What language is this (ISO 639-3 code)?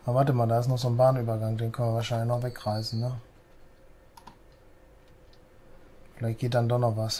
deu